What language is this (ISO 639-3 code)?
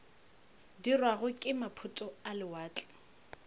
nso